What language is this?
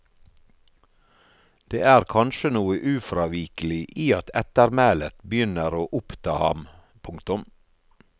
Norwegian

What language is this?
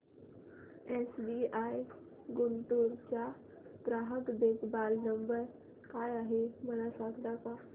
Marathi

